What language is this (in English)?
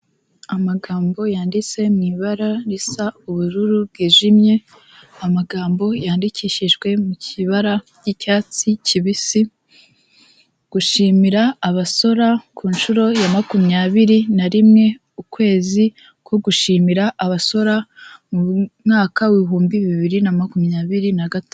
Kinyarwanda